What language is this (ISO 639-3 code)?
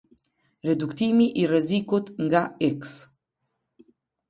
sqi